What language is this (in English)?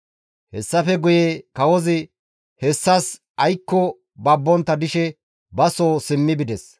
Gamo